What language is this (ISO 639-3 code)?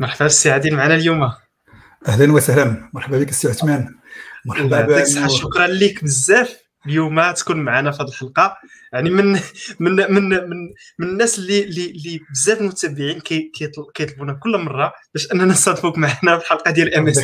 ara